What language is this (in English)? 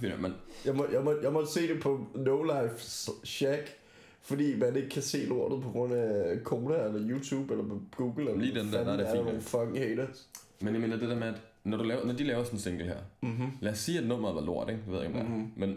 Danish